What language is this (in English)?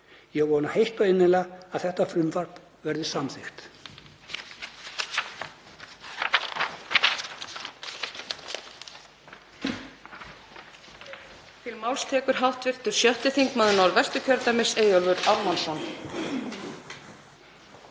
Icelandic